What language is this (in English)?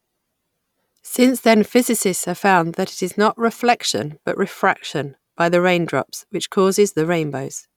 English